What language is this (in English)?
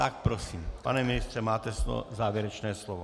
Czech